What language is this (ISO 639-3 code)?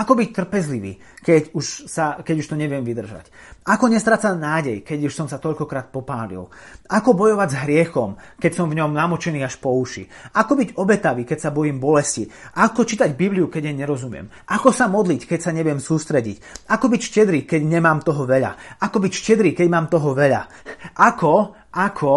slk